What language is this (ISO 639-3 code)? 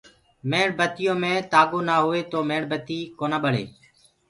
ggg